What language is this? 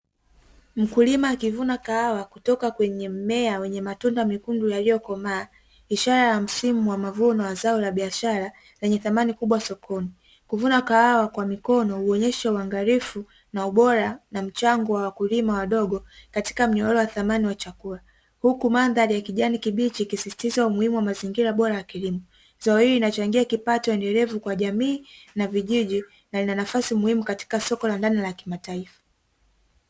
Swahili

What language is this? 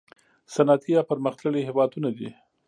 Pashto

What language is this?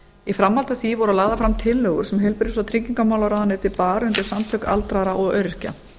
Icelandic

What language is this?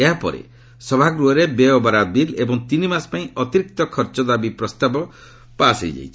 Odia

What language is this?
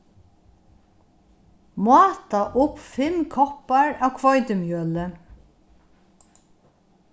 Faroese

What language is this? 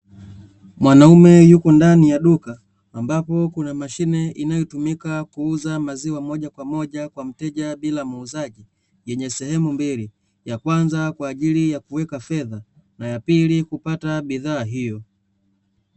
Swahili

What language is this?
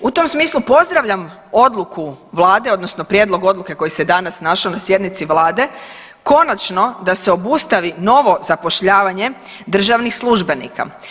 Croatian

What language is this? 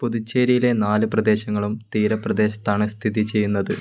Malayalam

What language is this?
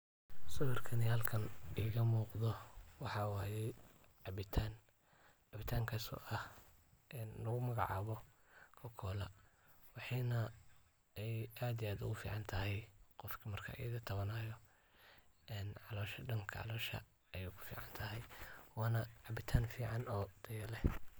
Somali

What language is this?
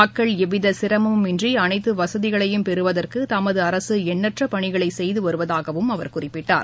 Tamil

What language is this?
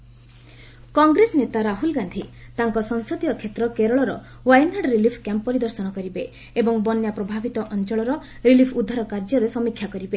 Odia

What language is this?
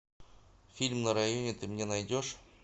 Russian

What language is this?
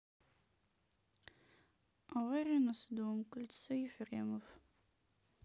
Russian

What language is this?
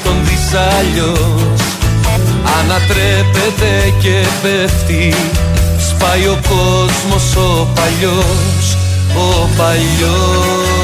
Greek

